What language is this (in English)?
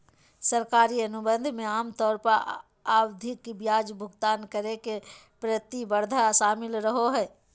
Magahi